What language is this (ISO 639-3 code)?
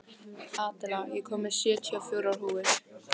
isl